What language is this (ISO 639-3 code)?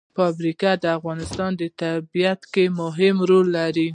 pus